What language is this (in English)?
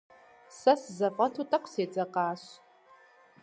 Kabardian